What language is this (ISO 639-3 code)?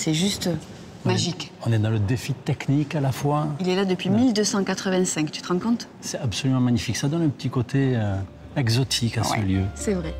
fra